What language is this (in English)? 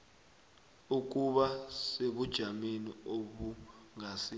South Ndebele